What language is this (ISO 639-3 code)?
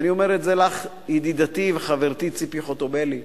heb